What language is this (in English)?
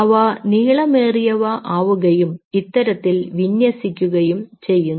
Malayalam